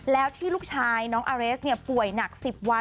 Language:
Thai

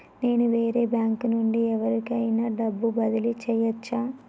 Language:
Telugu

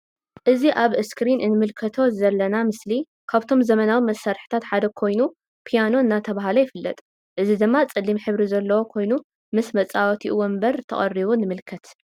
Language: Tigrinya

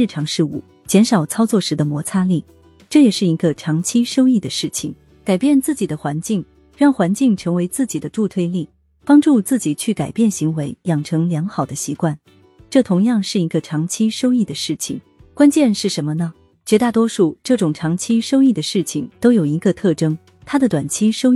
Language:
Chinese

